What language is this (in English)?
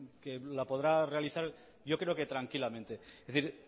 Spanish